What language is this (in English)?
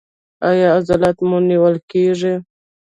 Pashto